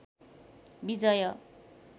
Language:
Nepali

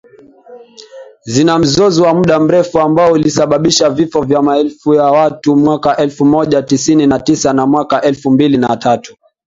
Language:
Swahili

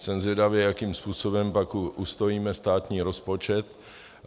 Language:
Czech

